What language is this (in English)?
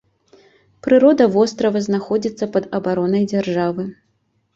Belarusian